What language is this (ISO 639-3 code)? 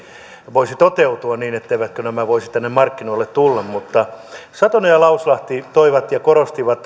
fin